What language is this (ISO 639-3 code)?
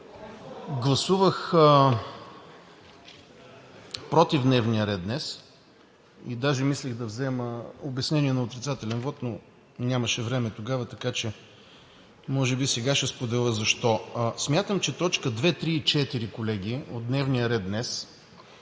bul